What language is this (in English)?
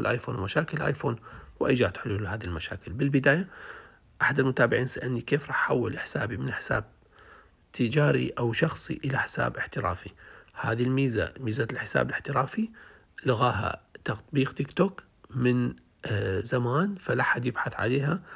Arabic